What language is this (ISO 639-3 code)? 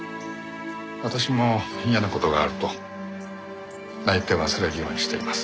jpn